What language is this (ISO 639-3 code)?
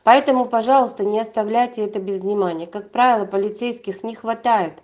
rus